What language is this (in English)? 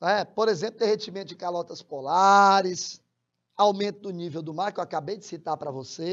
Portuguese